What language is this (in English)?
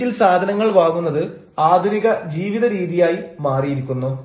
Malayalam